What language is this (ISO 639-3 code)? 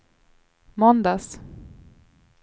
swe